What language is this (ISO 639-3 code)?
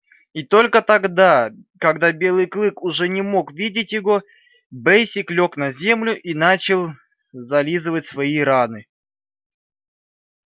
rus